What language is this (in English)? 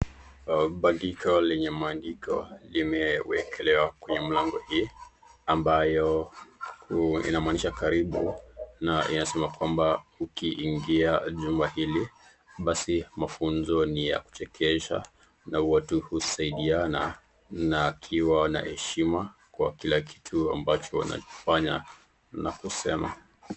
Swahili